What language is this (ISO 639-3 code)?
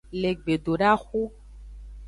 ajg